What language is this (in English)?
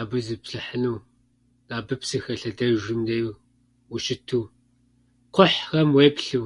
Kabardian